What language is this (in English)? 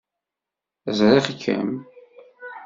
Kabyle